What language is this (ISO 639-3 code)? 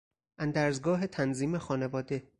fas